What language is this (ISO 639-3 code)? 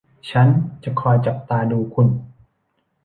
tha